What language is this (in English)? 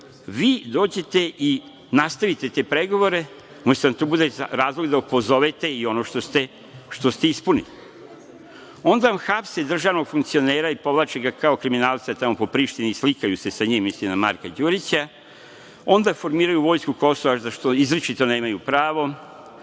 Serbian